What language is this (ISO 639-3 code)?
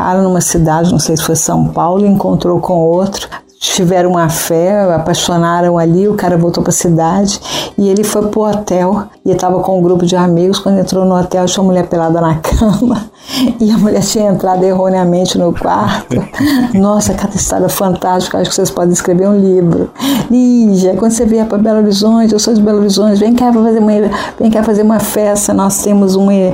por